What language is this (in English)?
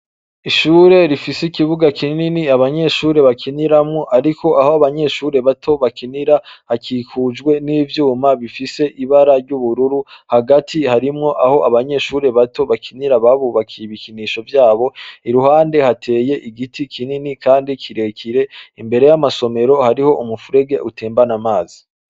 Rundi